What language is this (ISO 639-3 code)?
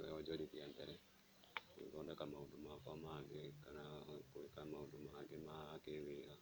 kik